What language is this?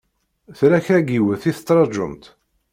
Kabyle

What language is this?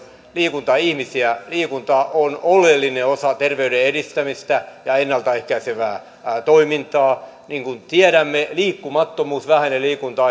Finnish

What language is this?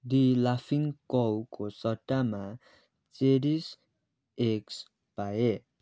Nepali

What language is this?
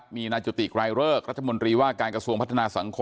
Thai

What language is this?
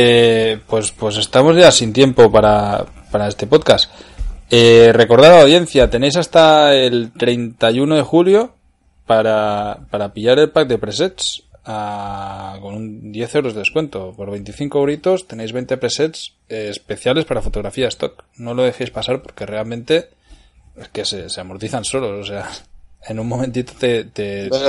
Spanish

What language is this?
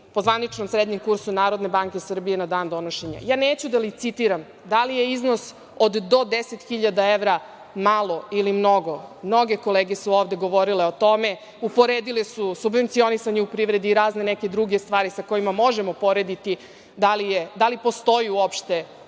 Serbian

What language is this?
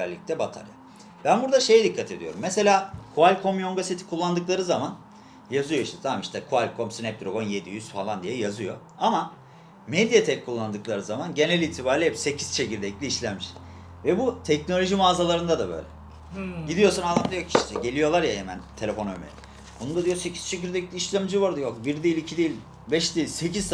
Turkish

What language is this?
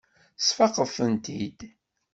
Kabyle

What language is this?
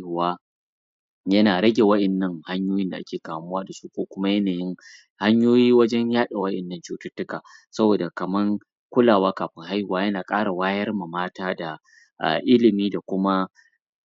Hausa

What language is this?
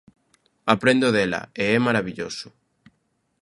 Galician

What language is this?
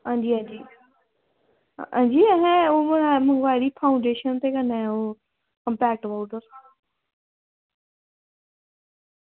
Dogri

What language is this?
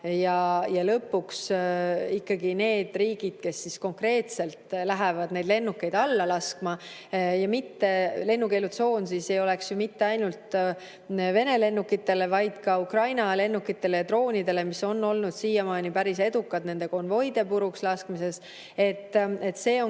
Estonian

